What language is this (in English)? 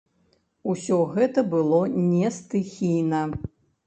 Belarusian